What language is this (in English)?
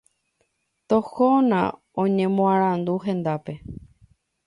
Guarani